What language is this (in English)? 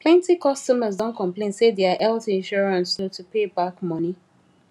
Nigerian Pidgin